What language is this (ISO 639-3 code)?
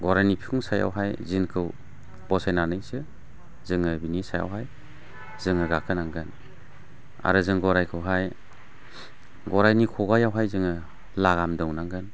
brx